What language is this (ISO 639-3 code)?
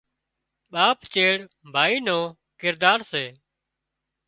kxp